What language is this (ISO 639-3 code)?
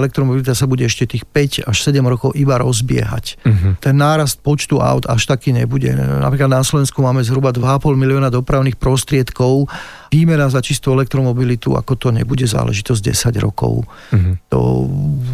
slk